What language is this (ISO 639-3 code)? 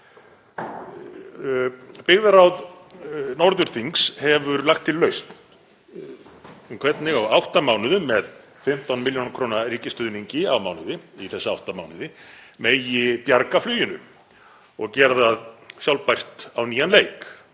isl